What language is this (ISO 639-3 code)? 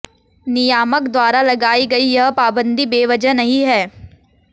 hin